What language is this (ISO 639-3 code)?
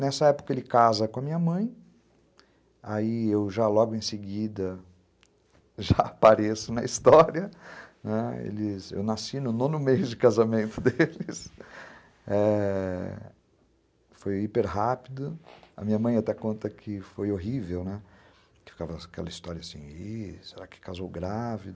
por